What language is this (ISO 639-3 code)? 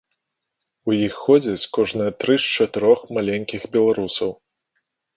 bel